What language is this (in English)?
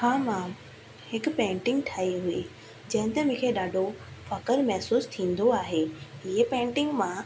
Sindhi